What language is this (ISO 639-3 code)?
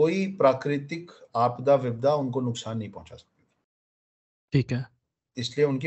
hin